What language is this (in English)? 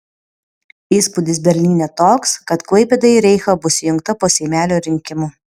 Lithuanian